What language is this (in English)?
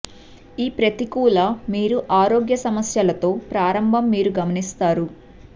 Telugu